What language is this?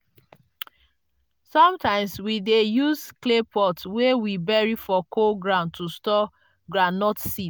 Nigerian Pidgin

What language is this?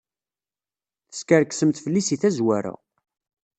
Kabyle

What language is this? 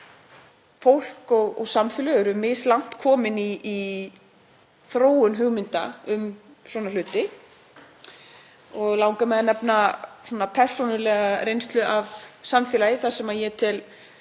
Icelandic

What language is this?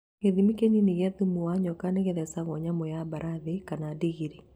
Kikuyu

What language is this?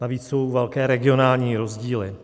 Czech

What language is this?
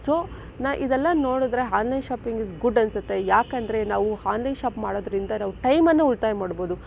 Kannada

